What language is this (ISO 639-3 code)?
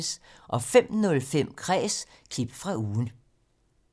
dan